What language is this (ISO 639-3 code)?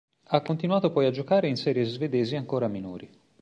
ita